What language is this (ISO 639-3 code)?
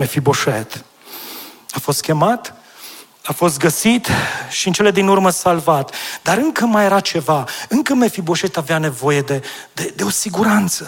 ron